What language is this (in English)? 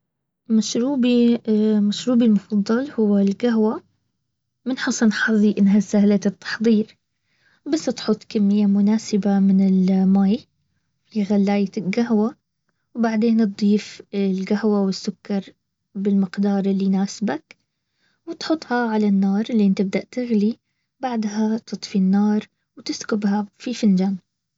Baharna Arabic